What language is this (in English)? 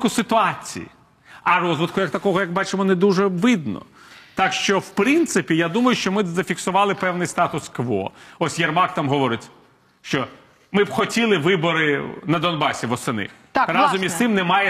Ukrainian